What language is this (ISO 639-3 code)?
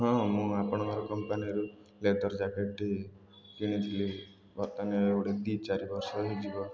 ori